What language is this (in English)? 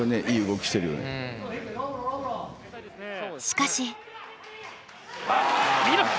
Japanese